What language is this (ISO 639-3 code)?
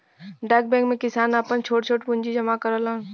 bho